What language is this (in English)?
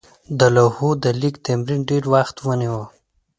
Pashto